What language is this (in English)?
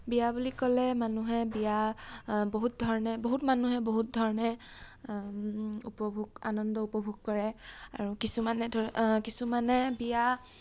Assamese